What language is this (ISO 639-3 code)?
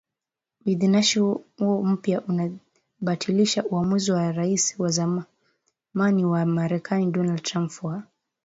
swa